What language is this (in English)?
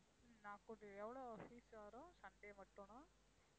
Tamil